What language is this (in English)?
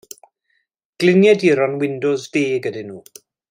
Welsh